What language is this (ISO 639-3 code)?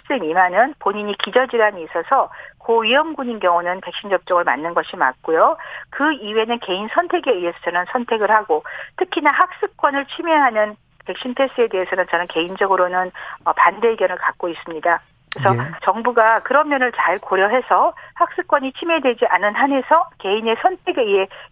kor